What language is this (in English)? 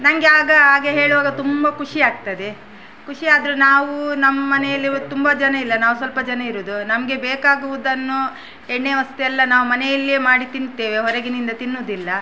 Kannada